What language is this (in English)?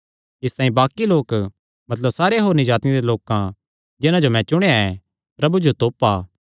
Kangri